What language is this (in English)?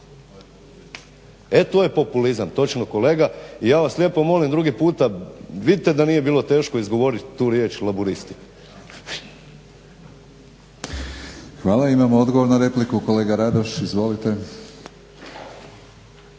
Croatian